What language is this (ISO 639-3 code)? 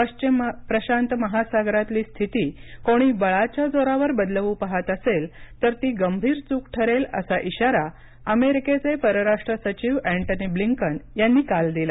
mar